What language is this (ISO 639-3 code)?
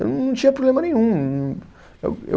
por